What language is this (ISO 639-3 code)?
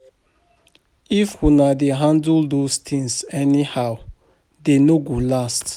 pcm